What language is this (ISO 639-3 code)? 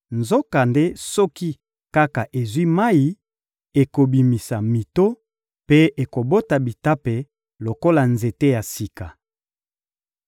lin